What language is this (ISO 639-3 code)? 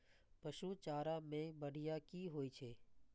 mai